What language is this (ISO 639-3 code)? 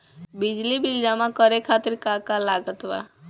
bho